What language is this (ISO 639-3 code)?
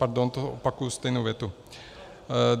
ces